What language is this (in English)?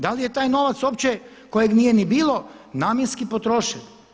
Croatian